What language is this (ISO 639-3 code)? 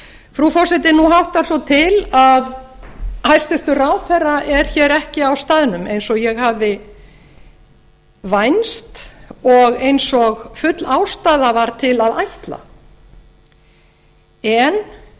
isl